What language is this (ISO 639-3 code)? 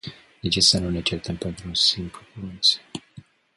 ron